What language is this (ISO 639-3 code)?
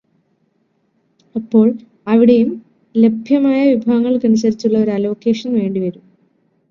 mal